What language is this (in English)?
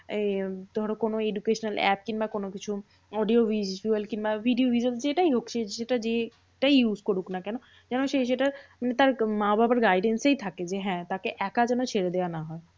Bangla